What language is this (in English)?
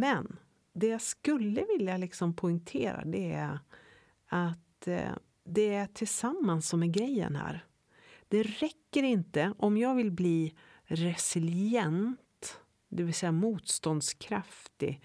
Swedish